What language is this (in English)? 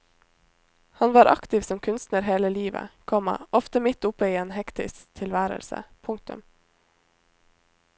Norwegian